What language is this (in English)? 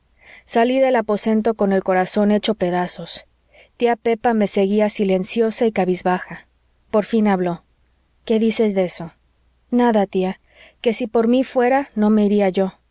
Spanish